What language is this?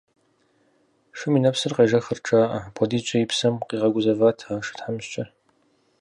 Kabardian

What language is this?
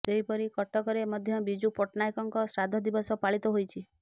Odia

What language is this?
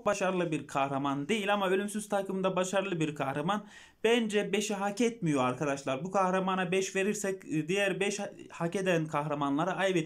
Turkish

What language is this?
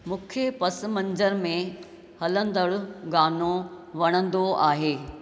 Sindhi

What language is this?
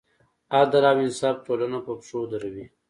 Pashto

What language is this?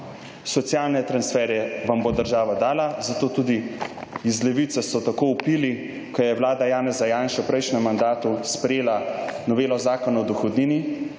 Slovenian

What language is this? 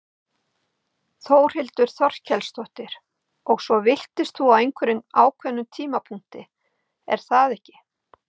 Icelandic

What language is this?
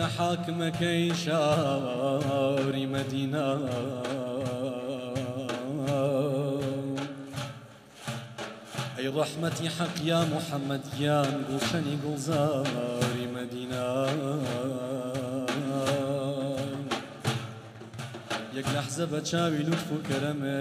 Arabic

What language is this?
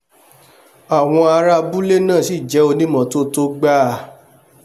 Yoruba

